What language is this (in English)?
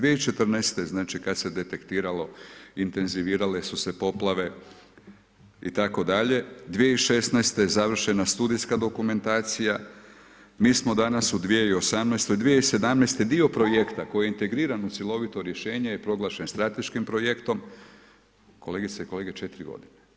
Croatian